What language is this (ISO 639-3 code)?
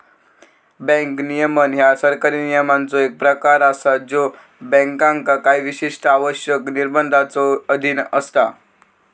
mar